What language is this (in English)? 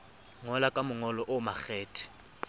Southern Sotho